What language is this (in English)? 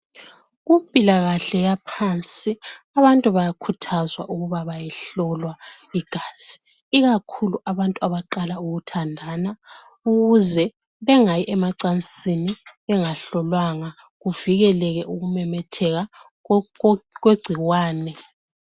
North Ndebele